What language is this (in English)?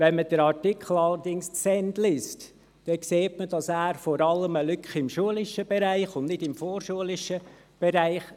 Swiss German